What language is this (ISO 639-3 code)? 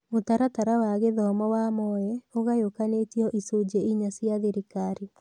kik